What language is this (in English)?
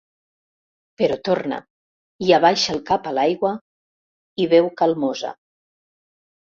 Catalan